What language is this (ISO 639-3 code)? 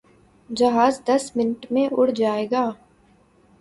urd